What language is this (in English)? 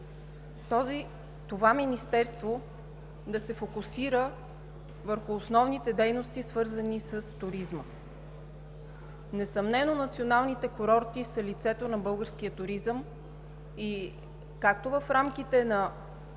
Bulgarian